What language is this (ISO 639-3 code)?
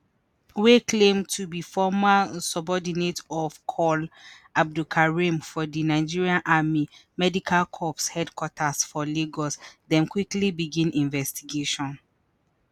pcm